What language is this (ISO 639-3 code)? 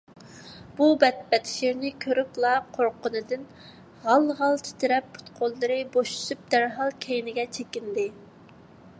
uig